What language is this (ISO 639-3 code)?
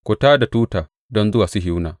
hau